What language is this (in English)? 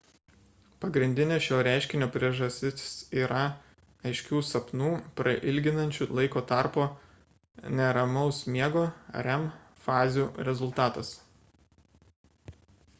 Lithuanian